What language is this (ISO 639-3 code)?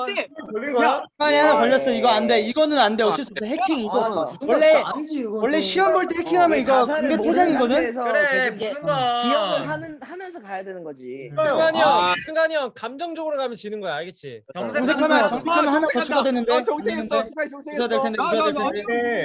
kor